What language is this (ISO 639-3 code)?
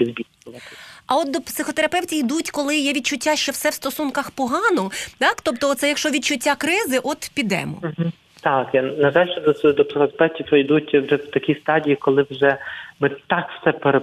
ukr